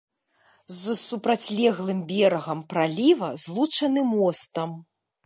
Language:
Belarusian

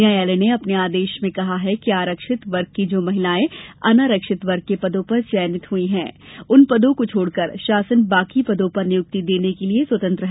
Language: Hindi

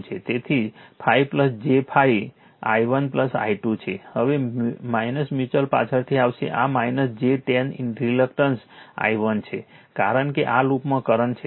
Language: Gujarati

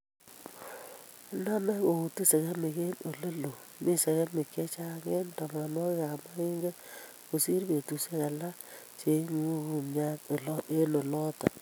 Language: Kalenjin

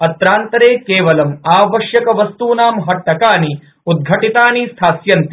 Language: Sanskrit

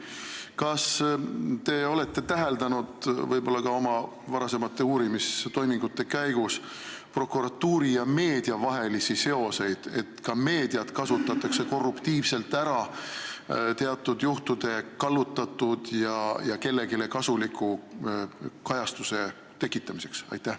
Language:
Estonian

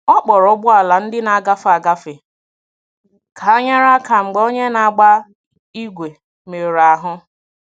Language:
Igbo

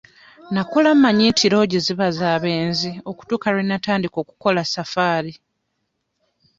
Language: Ganda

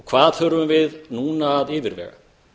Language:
Icelandic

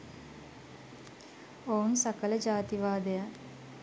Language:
Sinhala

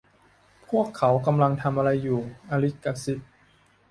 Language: Thai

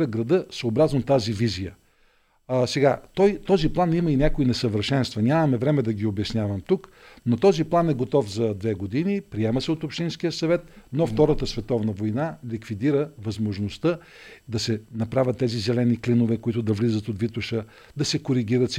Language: Bulgarian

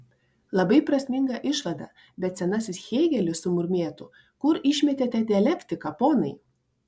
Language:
Lithuanian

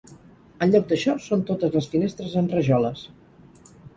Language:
Catalan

